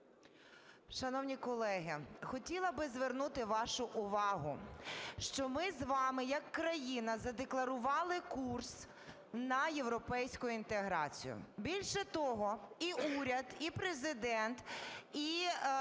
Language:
Ukrainian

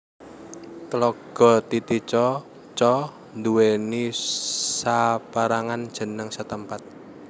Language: Javanese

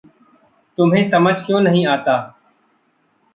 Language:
Hindi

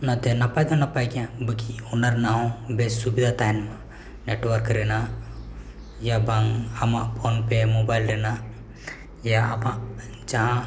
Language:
Santali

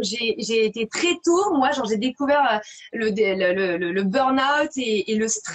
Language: French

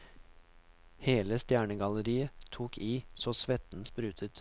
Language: Norwegian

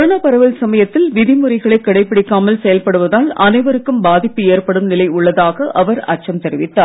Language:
Tamil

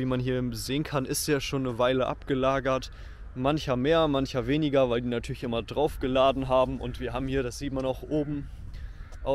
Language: German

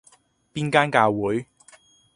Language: Cantonese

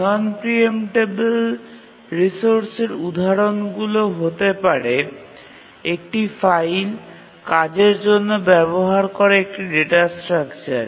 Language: Bangla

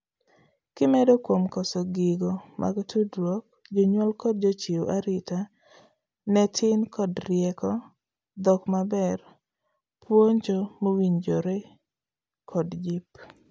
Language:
Luo (Kenya and Tanzania)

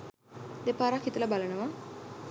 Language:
Sinhala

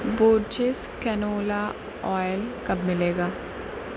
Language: Urdu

